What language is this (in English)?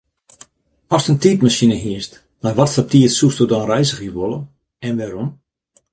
Western Frisian